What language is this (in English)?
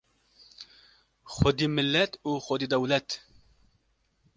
Kurdish